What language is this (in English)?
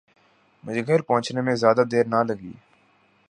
Urdu